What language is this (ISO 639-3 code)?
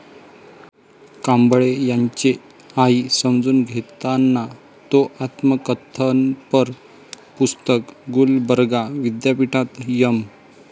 mar